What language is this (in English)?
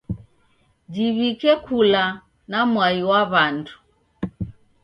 Taita